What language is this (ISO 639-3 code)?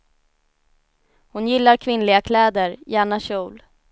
swe